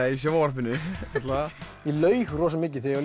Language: Icelandic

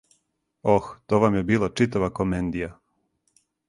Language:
Serbian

